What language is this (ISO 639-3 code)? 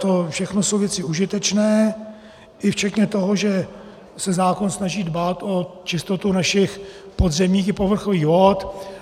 ces